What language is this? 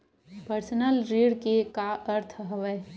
Chhattisgarhi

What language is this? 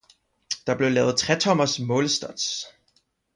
Danish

